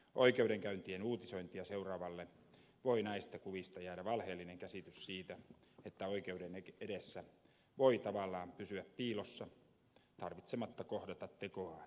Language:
Finnish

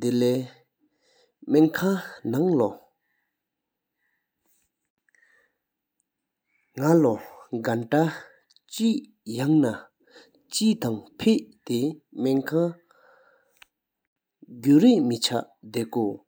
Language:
Sikkimese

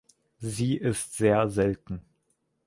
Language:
German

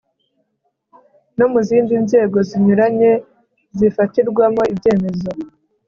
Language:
Kinyarwanda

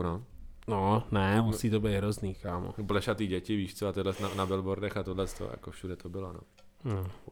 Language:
Czech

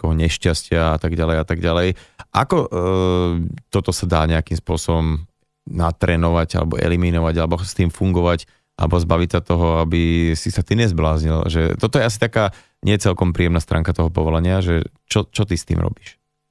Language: Slovak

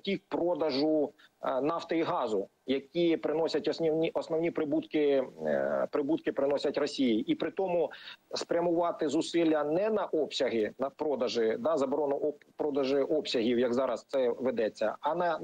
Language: Ukrainian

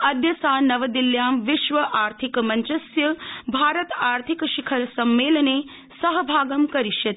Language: Sanskrit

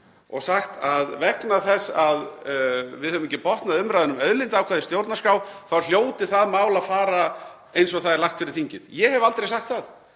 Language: Icelandic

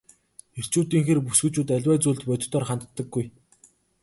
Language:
Mongolian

